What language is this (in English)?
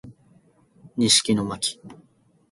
Japanese